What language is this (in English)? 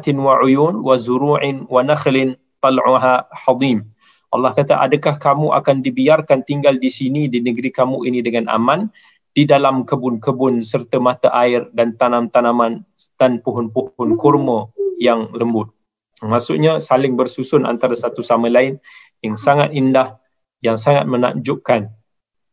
Malay